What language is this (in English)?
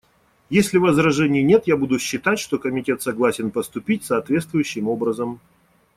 Russian